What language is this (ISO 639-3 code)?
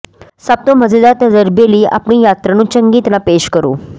pan